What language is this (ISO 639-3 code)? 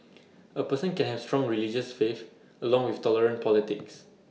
eng